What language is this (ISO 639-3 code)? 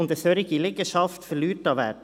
gsw